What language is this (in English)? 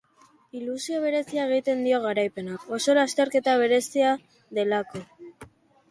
Basque